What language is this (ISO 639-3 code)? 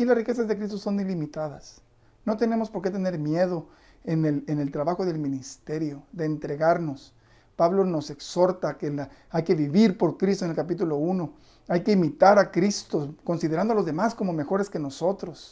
spa